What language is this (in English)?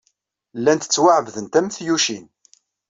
Kabyle